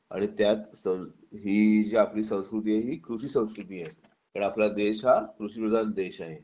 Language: Marathi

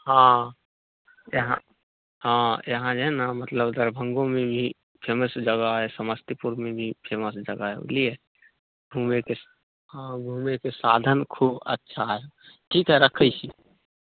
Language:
Maithili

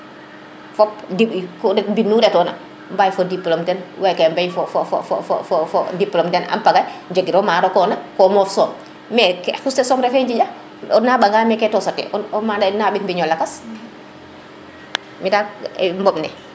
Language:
Serer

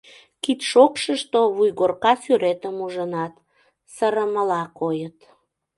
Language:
Mari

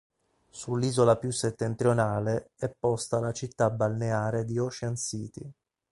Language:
Italian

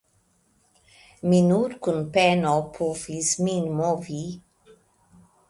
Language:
Esperanto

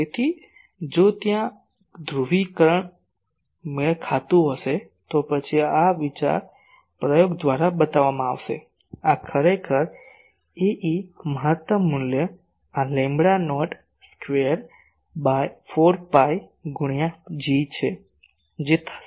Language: Gujarati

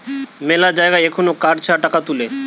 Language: Bangla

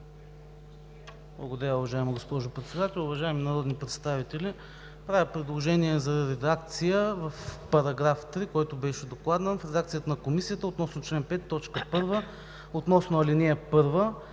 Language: Bulgarian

